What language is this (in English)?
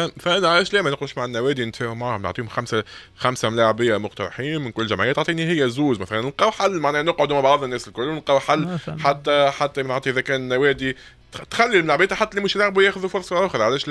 Arabic